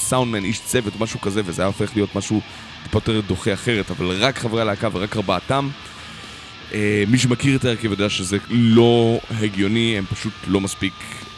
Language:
Hebrew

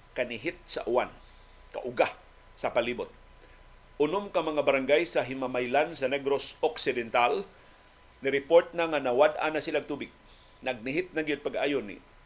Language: Filipino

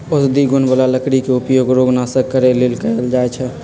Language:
Magahi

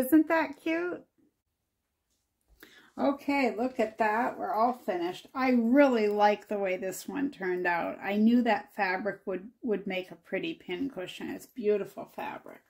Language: English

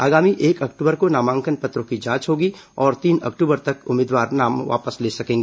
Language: Hindi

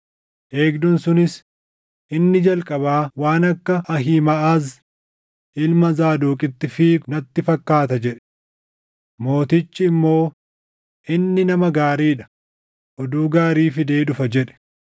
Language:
Oromo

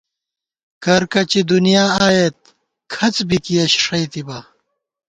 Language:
Gawar-Bati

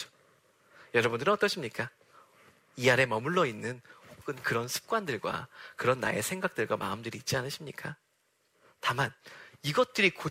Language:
Korean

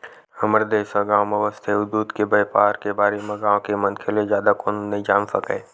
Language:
Chhattisgarhi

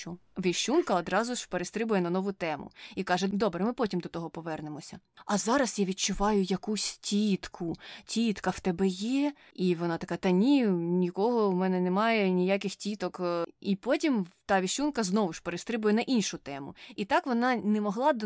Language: Ukrainian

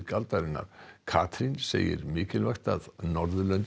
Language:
Icelandic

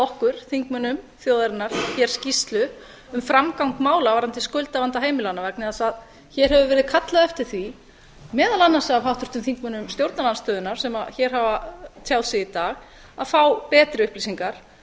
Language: Icelandic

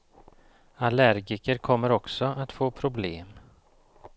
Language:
Swedish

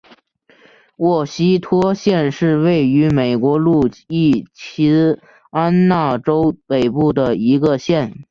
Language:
Chinese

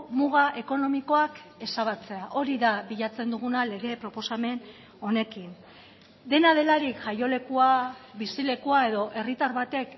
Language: Basque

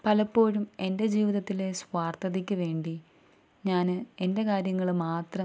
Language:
Malayalam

